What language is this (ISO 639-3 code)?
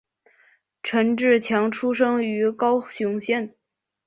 zho